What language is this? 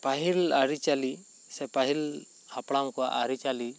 Santali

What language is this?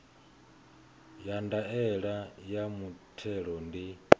Venda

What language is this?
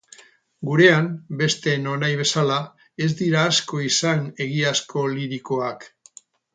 Basque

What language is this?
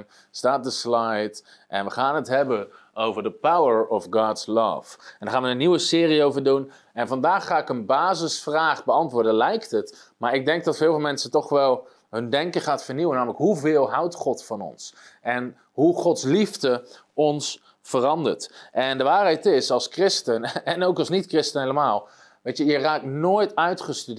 Dutch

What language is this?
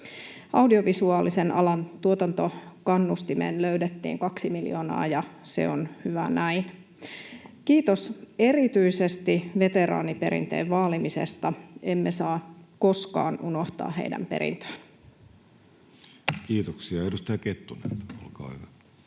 Finnish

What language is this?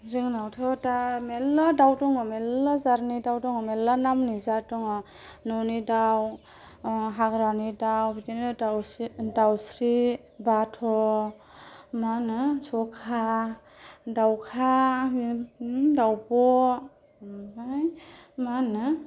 Bodo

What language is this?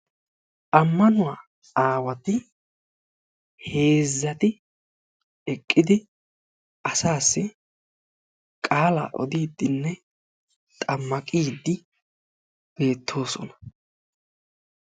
Wolaytta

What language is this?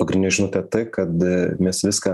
Lithuanian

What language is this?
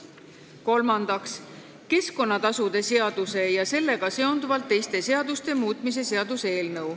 Estonian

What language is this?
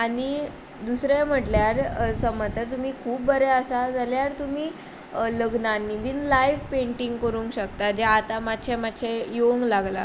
Konkani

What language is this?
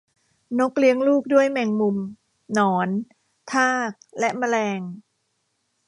Thai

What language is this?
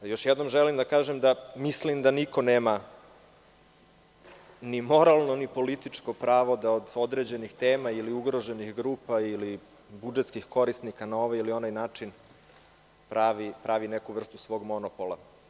Serbian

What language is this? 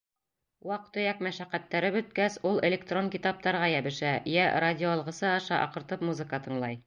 Bashkir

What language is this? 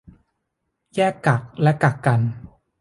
Thai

